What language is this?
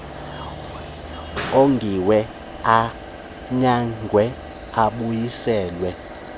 Xhosa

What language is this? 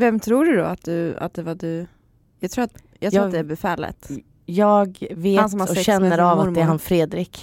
Swedish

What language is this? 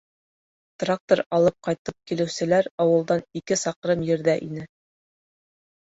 Bashkir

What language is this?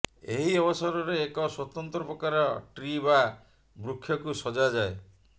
Odia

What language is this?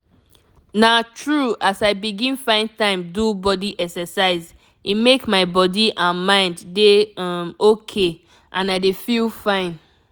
Nigerian Pidgin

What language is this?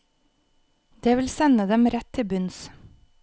Norwegian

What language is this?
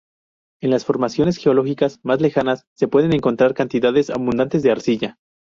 Spanish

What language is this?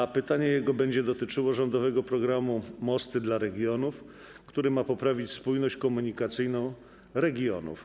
Polish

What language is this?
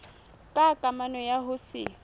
Southern Sotho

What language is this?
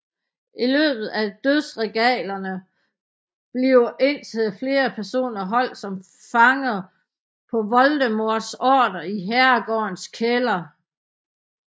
Danish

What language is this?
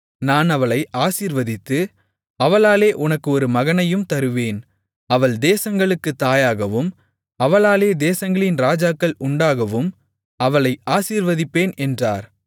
Tamil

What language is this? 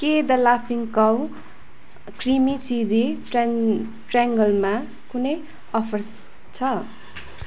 Nepali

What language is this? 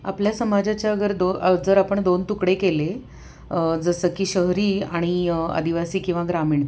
Marathi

